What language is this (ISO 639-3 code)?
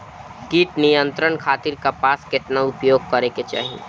bho